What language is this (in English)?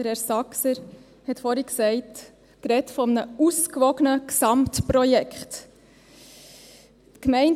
Swiss German